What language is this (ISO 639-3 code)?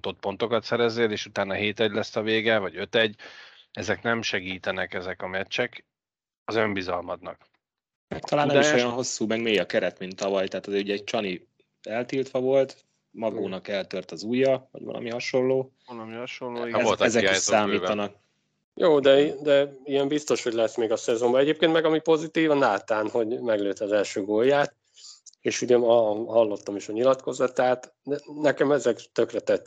hun